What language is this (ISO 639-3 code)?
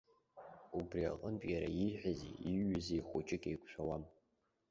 abk